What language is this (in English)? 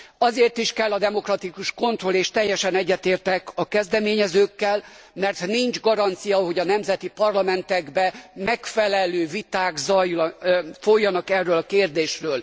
Hungarian